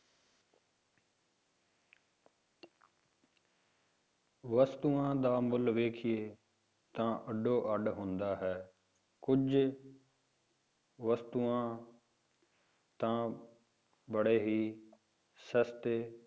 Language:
Punjabi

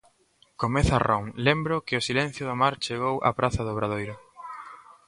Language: Galician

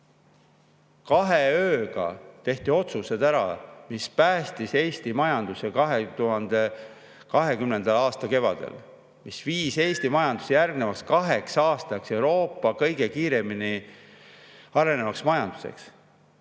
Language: Estonian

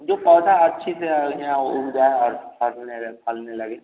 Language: Hindi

